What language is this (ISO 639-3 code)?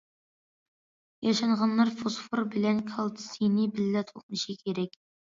uig